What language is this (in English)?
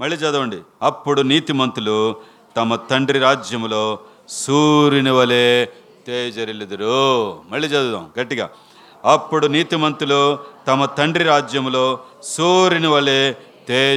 Telugu